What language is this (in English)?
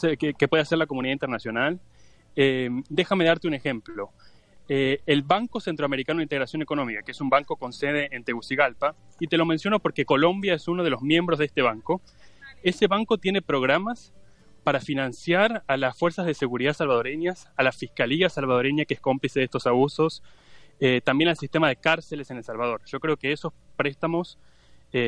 Spanish